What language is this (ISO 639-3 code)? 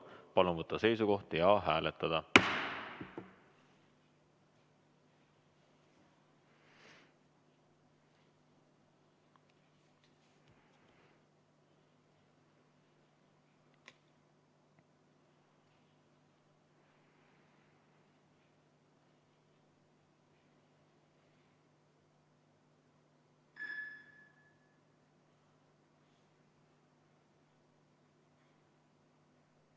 est